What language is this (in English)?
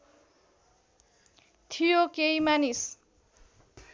Nepali